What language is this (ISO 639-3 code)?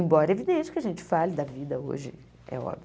por